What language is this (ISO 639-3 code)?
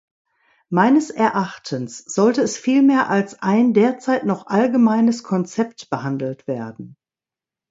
deu